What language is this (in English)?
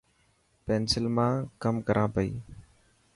Dhatki